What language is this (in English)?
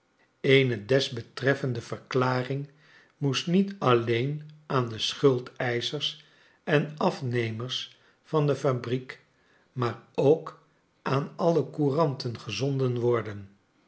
Dutch